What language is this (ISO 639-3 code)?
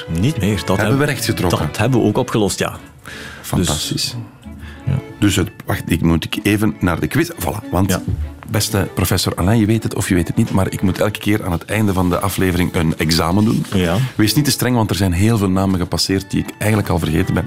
nld